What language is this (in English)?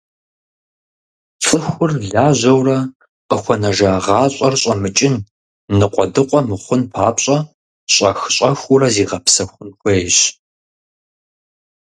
Kabardian